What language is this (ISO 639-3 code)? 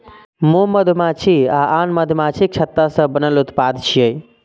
mai